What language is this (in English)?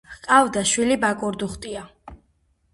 Georgian